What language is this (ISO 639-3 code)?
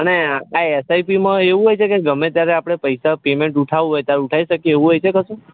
guj